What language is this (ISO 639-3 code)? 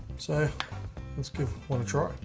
eng